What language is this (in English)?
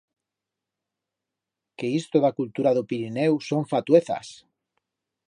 Aragonese